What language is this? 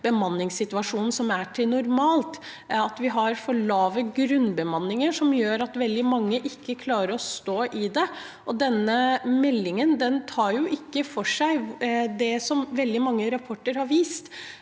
Norwegian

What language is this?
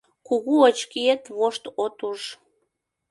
Mari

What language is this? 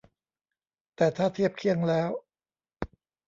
Thai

